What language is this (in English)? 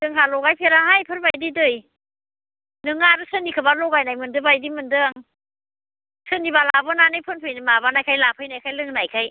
Bodo